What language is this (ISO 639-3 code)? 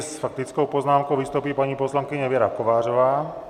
ces